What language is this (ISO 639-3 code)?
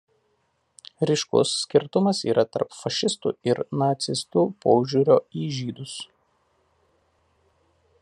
lit